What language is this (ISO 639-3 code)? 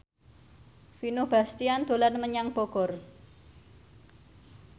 jav